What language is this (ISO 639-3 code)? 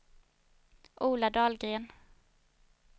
swe